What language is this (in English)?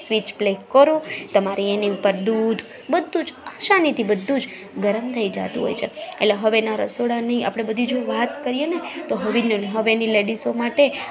Gujarati